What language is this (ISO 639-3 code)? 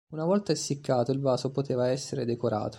ita